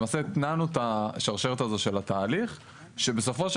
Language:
Hebrew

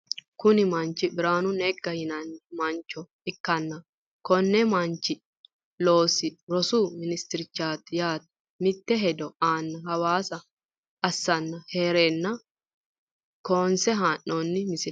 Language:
Sidamo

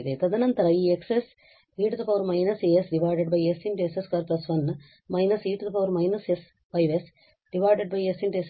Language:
Kannada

